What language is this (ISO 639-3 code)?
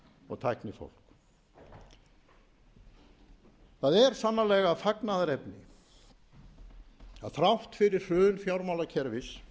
isl